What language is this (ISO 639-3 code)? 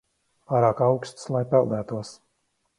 lav